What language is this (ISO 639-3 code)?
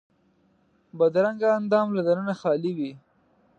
pus